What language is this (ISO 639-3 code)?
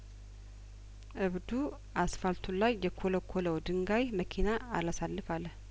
amh